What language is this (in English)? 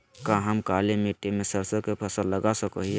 Magahi